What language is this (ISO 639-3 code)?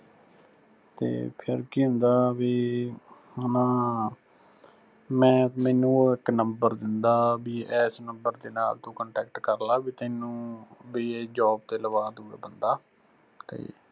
pan